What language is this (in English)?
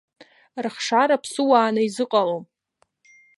Abkhazian